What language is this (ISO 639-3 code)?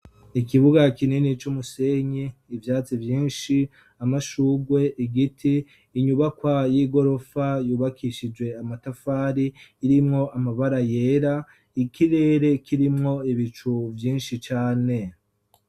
run